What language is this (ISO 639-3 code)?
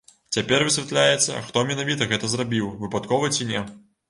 bel